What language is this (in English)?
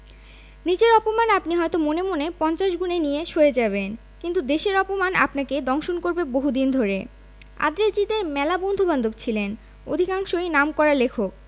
Bangla